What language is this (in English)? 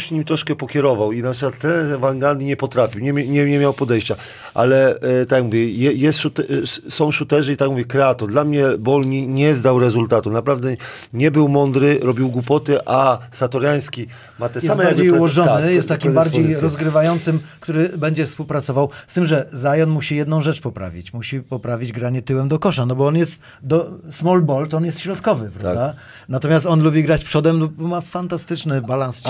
Polish